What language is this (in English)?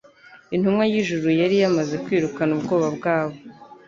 Kinyarwanda